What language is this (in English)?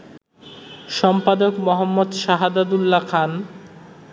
Bangla